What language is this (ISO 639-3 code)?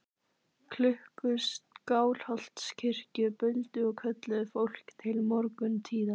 isl